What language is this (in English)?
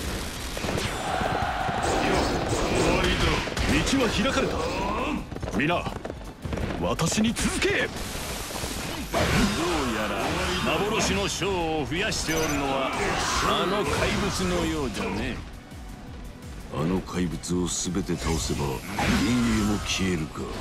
Japanese